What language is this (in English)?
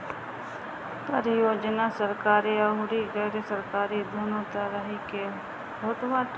Bhojpuri